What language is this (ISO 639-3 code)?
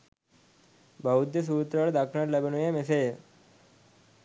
sin